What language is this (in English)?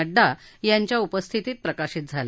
Marathi